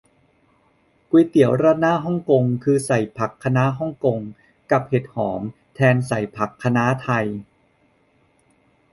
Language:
Thai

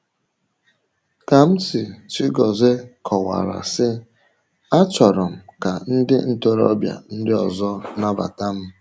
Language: Igbo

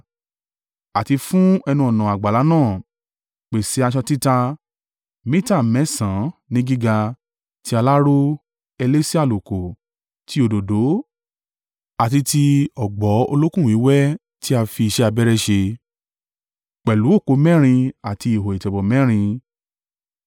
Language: Yoruba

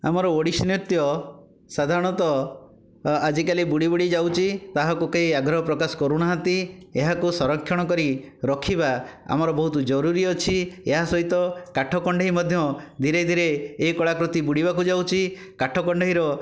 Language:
Odia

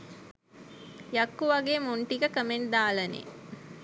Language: Sinhala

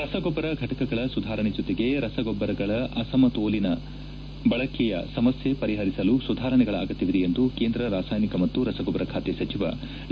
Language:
Kannada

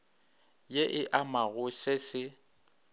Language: Northern Sotho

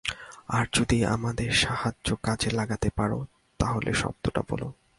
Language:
Bangla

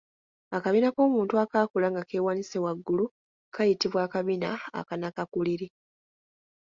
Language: Ganda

